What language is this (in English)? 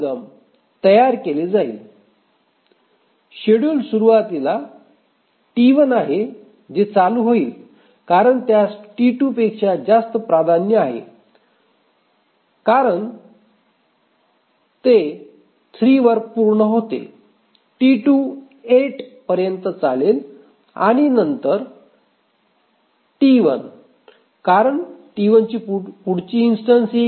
Marathi